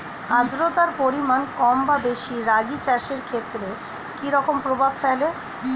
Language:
Bangla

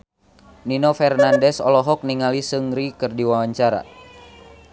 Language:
Sundanese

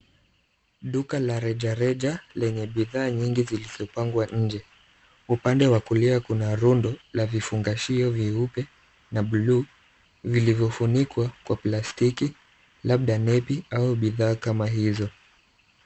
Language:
Swahili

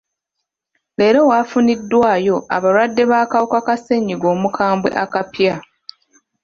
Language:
Ganda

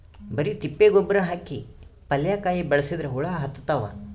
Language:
Kannada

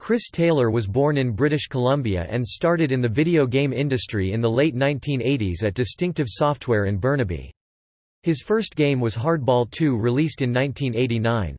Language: English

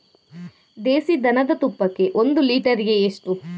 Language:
Kannada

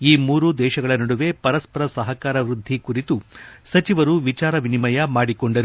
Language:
Kannada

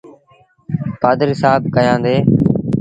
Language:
Sindhi Bhil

